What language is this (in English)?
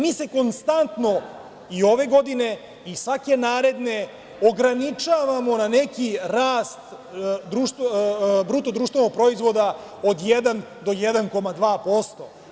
Serbian